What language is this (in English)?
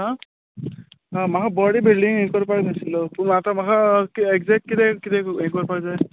Konkani